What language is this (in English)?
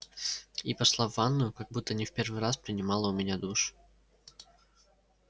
Russian